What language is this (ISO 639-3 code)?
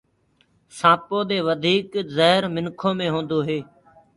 ggg